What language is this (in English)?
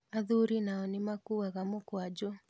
Kikuyu